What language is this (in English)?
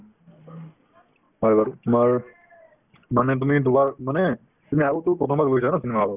Assamese